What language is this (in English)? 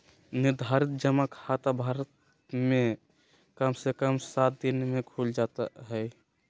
Magahi